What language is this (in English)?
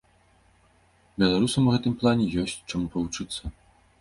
Belarusian